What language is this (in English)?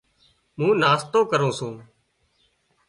Wadiyara Koli